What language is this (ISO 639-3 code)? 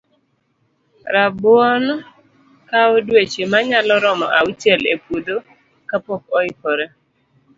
luo